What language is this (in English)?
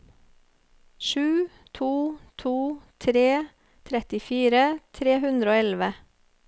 Norwegian